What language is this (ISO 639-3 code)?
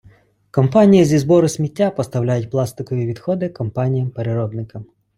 ukr